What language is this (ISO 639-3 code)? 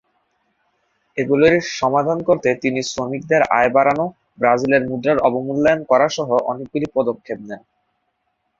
ben